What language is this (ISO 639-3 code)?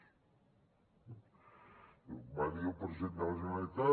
cat